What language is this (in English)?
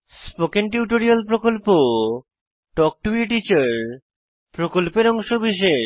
Bangla